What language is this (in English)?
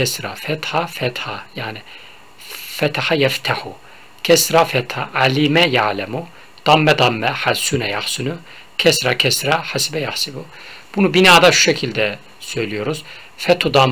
Turkish